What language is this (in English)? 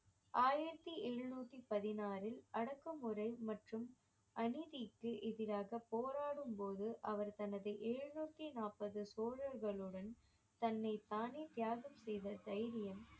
Tamil